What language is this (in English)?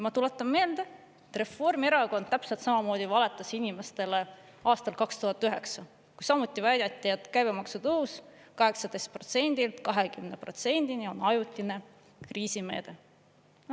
Estonian